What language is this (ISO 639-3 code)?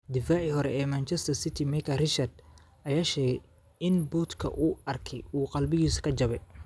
som